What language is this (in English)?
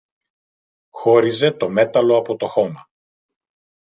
Greek